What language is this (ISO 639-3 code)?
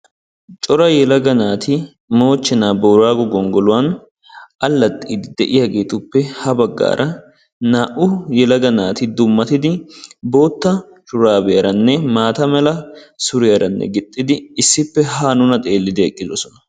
wal